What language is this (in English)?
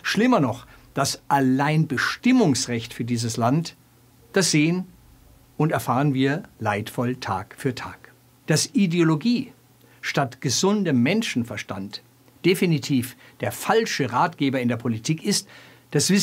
German